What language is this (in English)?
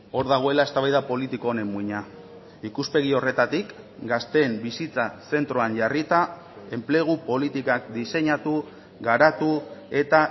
Basque